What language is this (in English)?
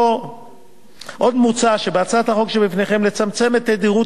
Hebrew